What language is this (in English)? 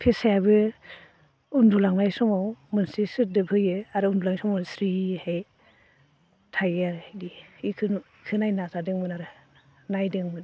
Bodo